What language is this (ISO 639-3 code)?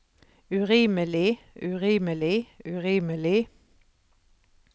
nor